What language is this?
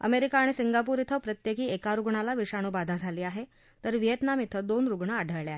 Marathi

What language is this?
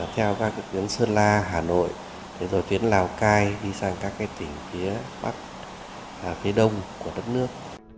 Vietnamese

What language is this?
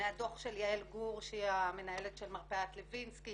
Hebrew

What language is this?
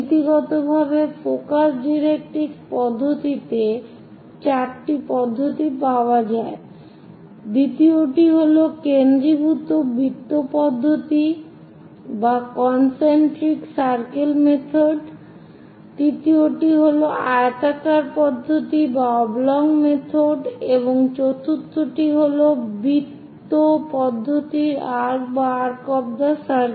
Bangla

